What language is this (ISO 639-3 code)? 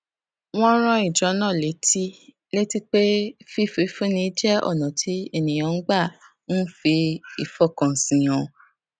yor